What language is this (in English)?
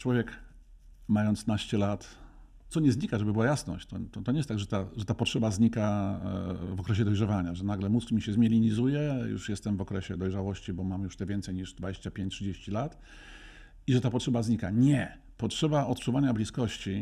Polish